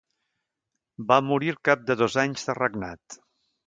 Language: Catalan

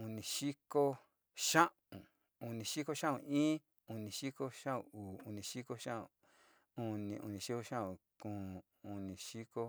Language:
Sinicahua Mixtec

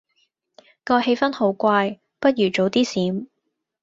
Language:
Cantonese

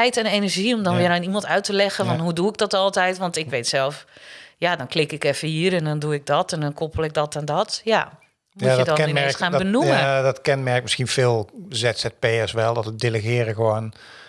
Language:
Dutch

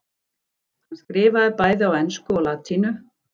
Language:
Icelandic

